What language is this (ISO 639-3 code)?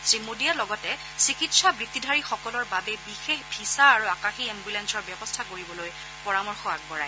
asm